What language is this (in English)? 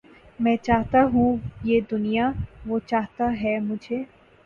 Urdu